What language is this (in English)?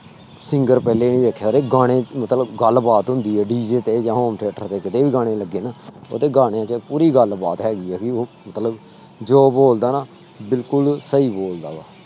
Punjabi